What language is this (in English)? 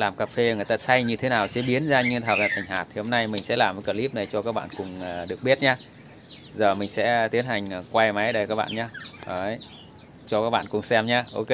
Vietnamese